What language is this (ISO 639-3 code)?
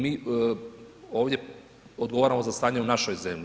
hrv